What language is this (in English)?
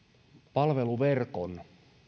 Finnish